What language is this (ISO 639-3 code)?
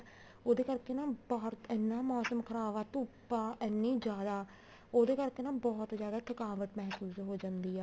pan